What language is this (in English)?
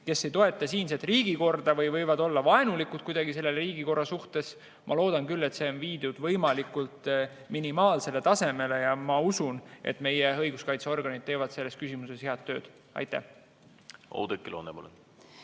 Estonian